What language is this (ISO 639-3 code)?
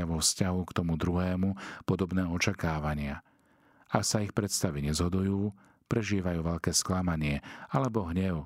slk